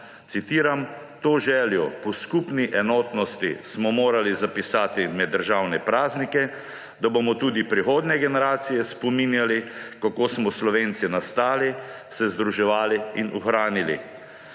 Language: Slovenian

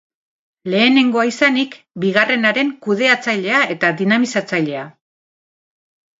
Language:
Basque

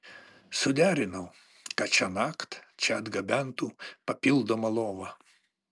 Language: Lithuanian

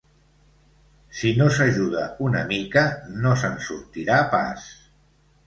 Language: Catalan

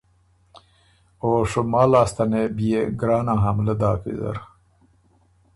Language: Ormuri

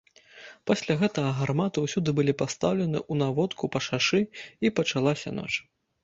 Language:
Belarusian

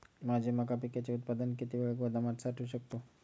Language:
Marathi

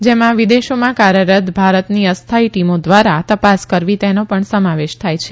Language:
Gujarati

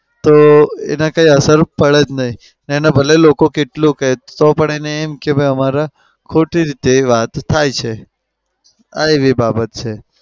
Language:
Gujarati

